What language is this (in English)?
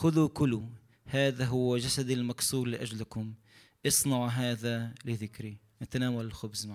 Arabic